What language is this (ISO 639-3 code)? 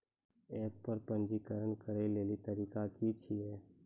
mai